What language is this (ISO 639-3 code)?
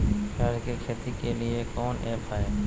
mag